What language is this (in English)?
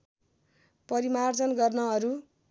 Nepali